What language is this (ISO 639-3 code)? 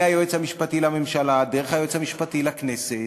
heb